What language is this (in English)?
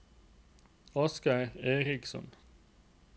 Norwegian